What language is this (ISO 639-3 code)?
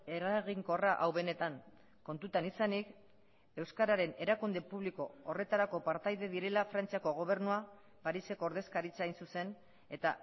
eus